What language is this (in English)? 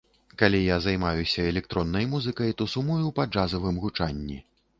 Belarusian